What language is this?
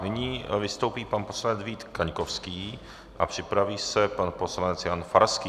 Czech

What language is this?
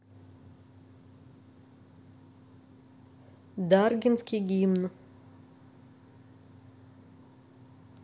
Russian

